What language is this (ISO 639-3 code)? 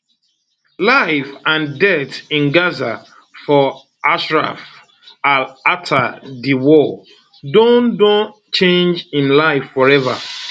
pcm